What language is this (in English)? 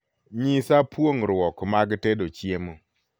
Luo (Kenya and Tanzania)